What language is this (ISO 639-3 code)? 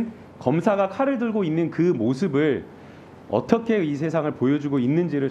kor